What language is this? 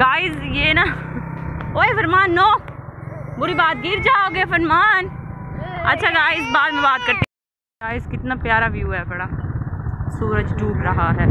Hindi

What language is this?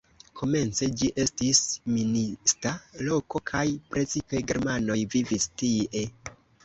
Esperanto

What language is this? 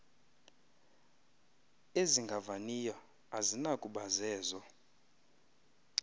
Xhosa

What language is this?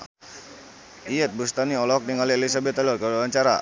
Sundanese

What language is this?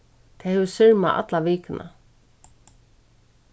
Faroese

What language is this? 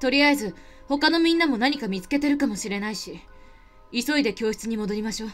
Japanese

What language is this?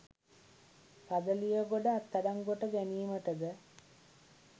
Sinhala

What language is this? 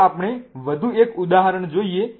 Gujarati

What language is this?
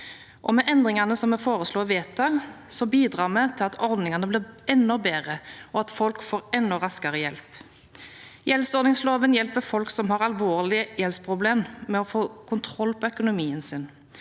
Norwegian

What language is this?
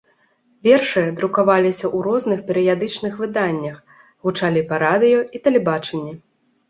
Belarusian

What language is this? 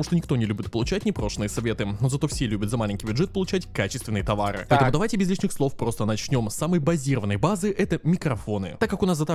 Russian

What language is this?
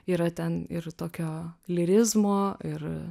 Lithuanian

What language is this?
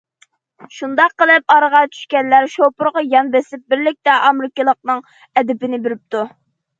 Uyghur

